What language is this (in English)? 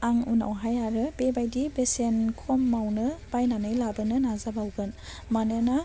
Bodo